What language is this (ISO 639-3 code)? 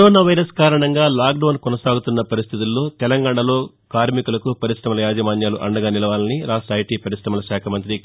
tel